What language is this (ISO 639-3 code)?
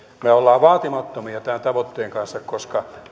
fin